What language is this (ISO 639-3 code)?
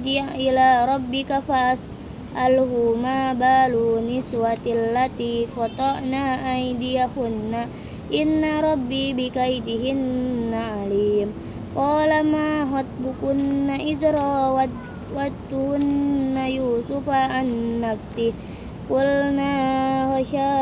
ind